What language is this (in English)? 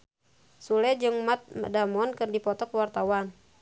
Sundanese